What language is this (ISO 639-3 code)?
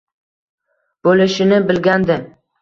uzb